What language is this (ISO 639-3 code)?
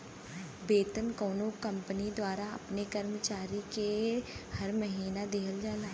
bho